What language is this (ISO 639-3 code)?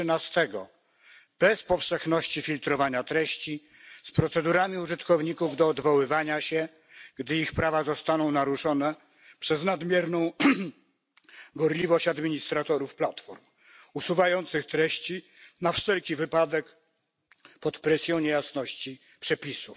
pol